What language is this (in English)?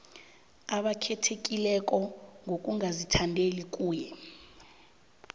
South Ndebele